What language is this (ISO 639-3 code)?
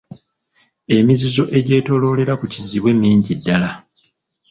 lug